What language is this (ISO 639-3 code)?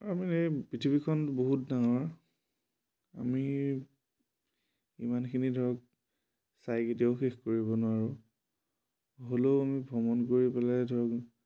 asm